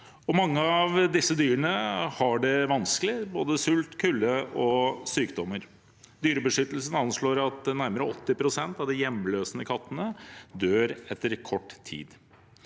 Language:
Norwegian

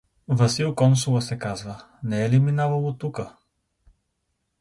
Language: Bulgarian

